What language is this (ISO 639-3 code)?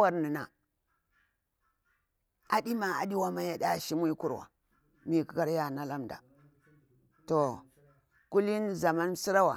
bwr